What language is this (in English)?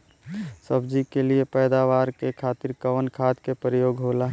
Bhojpuri